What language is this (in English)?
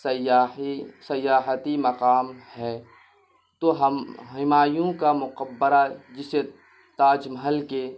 Urdu